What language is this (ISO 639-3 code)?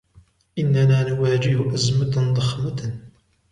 ara